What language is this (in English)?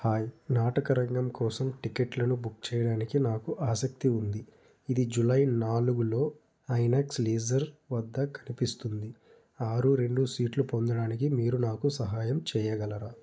Telugu